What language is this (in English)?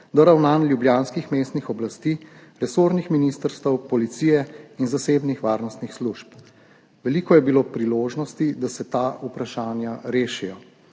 Slovenian